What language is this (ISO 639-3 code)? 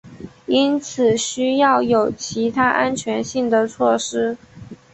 zho